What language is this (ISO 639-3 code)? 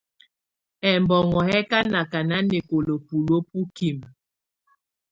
tvu